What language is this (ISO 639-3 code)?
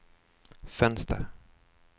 swe